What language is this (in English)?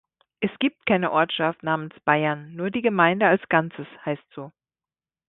German